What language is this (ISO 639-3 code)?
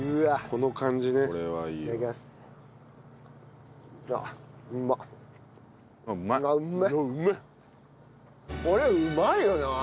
jpn